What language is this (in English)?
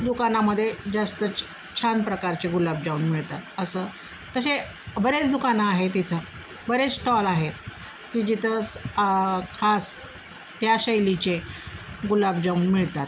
Marathi